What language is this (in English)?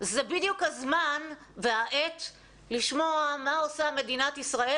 Hebrew